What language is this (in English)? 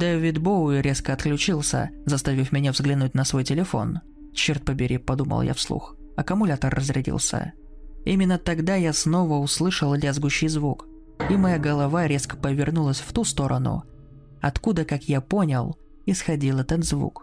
Russian